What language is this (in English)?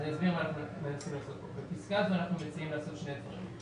Hebrew